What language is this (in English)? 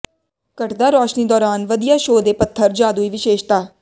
Punjabi